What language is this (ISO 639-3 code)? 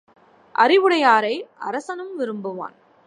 tam